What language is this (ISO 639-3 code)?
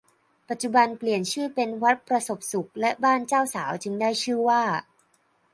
tha